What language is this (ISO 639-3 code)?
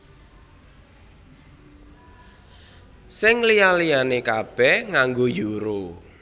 jav